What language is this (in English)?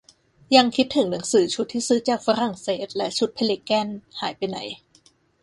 Thai